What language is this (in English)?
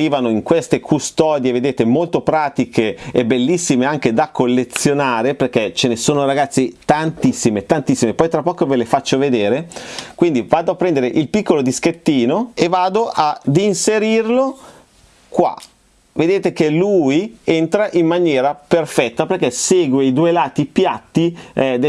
Italian